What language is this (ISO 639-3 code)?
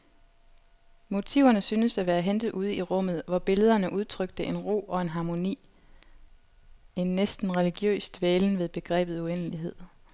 dan